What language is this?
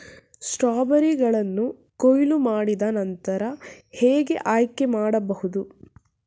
Kannada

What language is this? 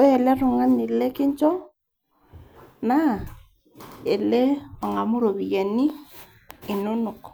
Masai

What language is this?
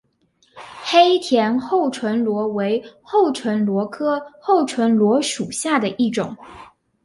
Chinese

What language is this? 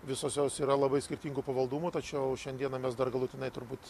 Lithuanian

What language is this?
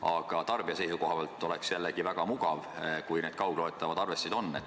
Estonian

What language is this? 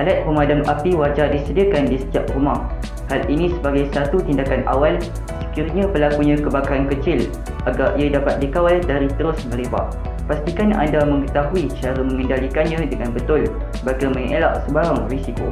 Malay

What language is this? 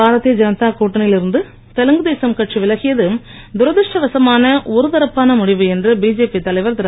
Tamil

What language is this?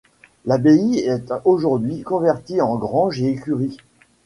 French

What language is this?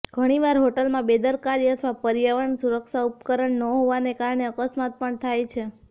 Gujarati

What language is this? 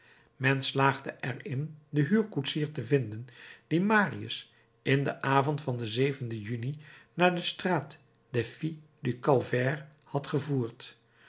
Dutch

